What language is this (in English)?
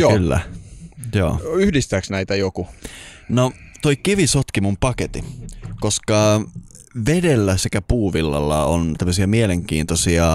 Finnish